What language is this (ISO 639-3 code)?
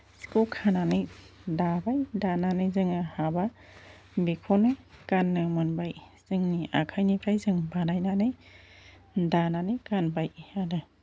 brx